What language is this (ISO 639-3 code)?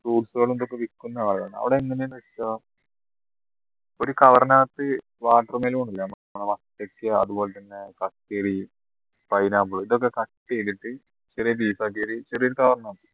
mal